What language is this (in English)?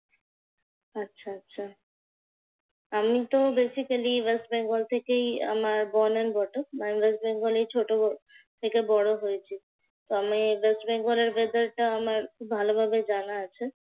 Bangla